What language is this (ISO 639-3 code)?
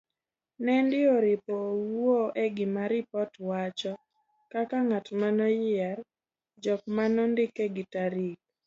luo